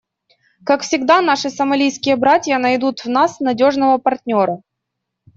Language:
Russian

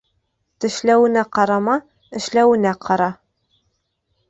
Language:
Bashkir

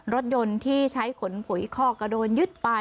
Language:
Thai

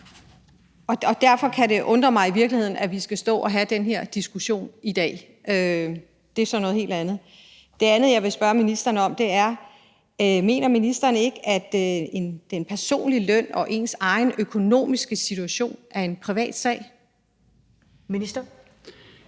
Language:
Danish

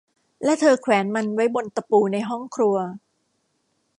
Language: Thai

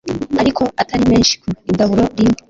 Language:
Kinyarwanda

